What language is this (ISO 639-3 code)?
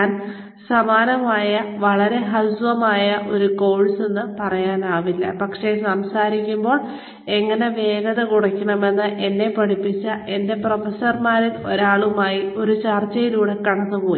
mal